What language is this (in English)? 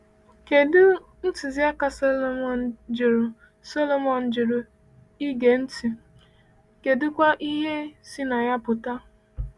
Igbo